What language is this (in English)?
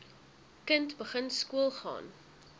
Afrikaans